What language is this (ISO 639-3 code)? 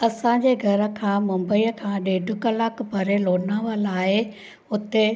snd